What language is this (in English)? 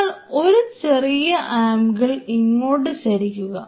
Malayalam